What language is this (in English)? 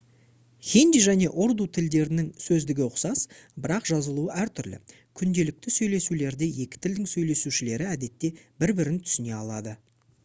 Kazakh